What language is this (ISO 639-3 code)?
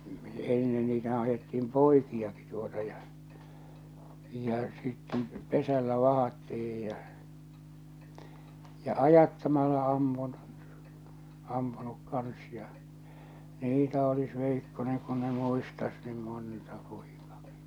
fin